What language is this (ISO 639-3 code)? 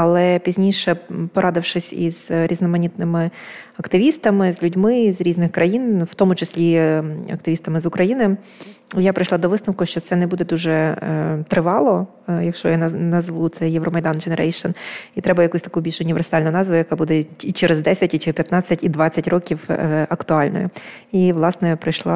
ukr